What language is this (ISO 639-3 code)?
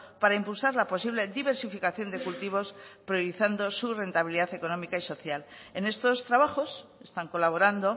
spa